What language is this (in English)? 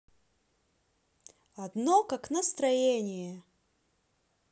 Russian